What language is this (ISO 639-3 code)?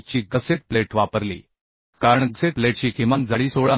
mar